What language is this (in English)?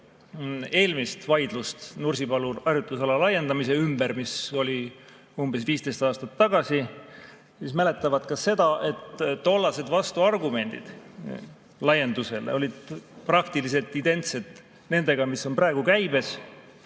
Estonian